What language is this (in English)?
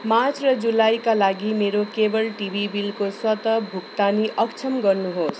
Nepali